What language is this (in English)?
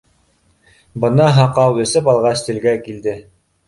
Bashkir